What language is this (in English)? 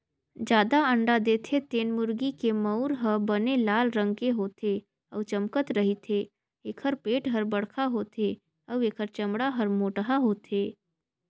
Chhattisgarhi